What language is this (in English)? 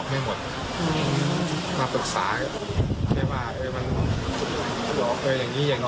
Thai